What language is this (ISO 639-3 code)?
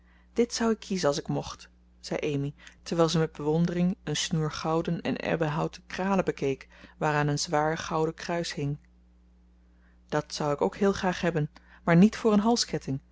nld